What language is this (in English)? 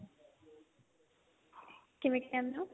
Punjabi